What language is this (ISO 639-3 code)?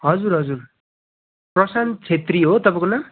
nep